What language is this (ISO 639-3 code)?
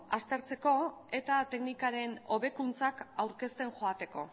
eus